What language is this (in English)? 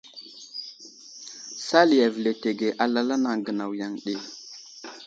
Wuzlam